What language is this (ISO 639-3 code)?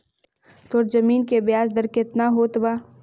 mag